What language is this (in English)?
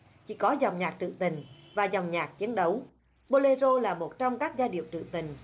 Vietnamese